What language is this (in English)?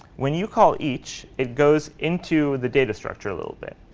English